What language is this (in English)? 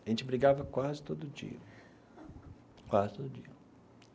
Portuguese